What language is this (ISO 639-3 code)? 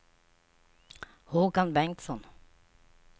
swe